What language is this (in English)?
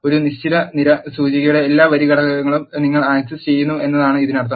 Malayalam